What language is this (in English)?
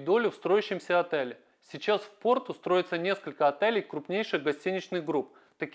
Russian